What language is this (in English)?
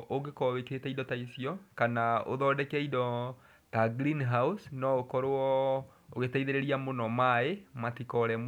Kikuyu